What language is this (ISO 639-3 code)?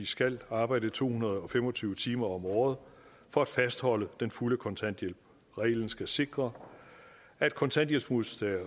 dan